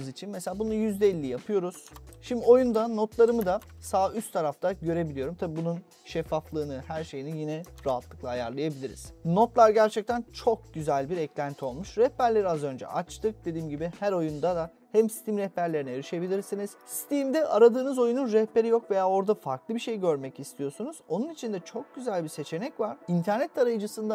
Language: Turkish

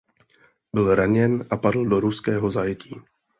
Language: Czech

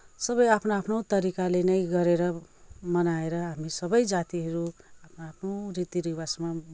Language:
Nepali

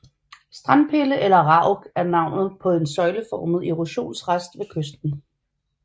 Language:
Danish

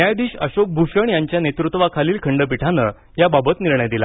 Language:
Marathi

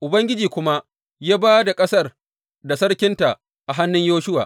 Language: Hausa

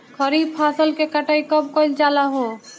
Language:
Bhojpuri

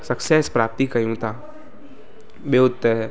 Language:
Sindhi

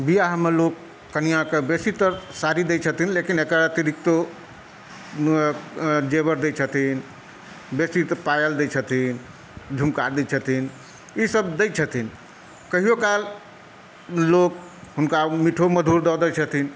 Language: Maithili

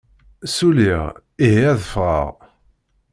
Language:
Kabyle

